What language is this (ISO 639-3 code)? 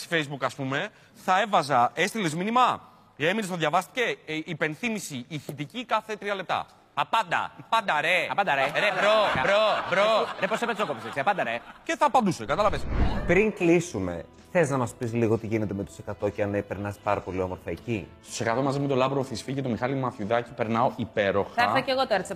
ell